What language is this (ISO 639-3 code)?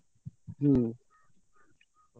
ori